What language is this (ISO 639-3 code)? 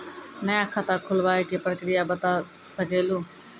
mai